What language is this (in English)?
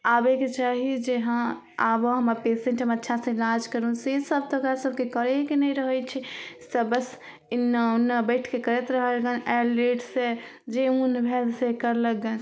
Maithili